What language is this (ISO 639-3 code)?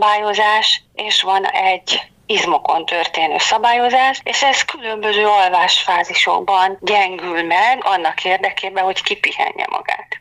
hun